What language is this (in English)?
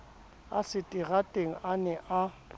Southern Sotho